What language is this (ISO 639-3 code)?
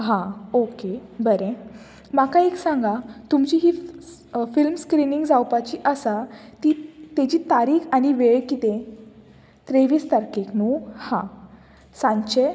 kok